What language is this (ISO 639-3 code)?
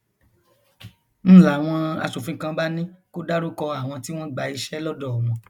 yor